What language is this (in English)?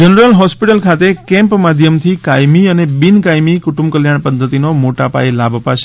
Gujarati